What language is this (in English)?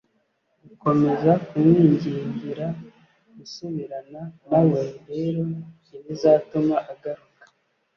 Kinyarwanda